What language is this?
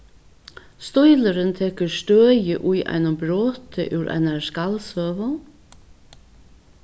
Faroese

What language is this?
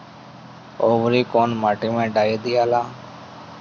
Bhojpuri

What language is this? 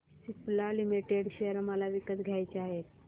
Marathi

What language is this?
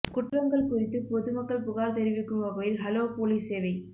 Tamil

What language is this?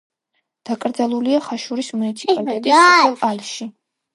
Georgian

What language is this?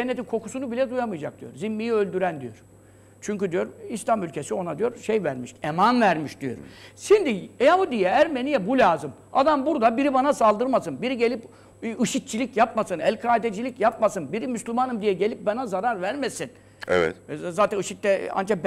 Turkish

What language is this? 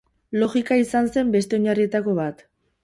Basque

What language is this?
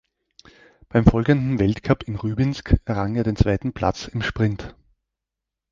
German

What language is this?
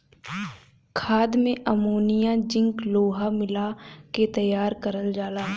Bhojpuri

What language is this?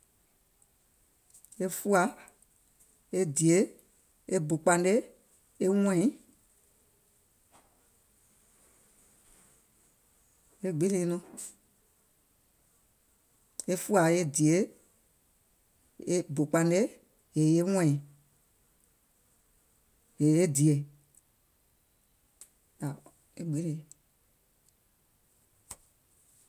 Gola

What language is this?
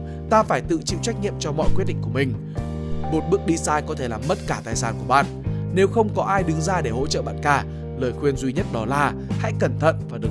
Vietnamese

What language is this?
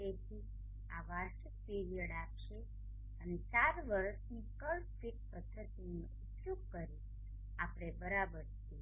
Gujarati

